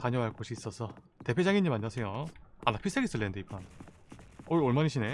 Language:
Korean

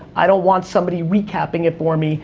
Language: English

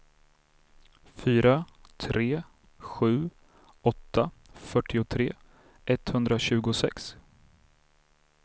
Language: Swedish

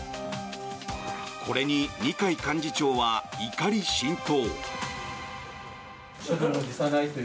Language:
Japanese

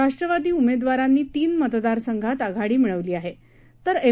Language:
Marathi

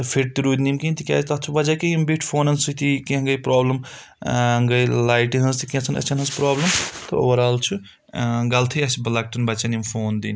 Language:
Kashmiri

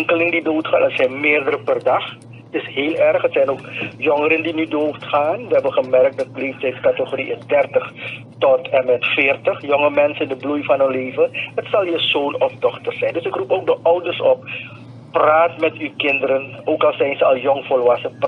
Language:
Dutch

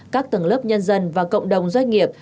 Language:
Vietnamese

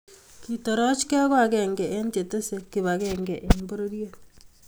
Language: Kalenjin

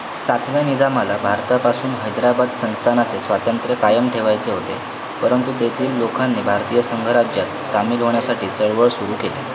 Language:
Marathi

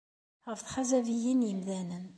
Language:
Kabyle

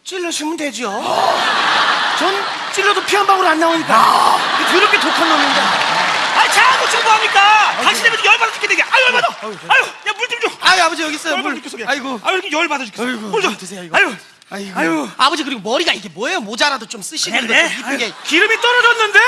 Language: Korean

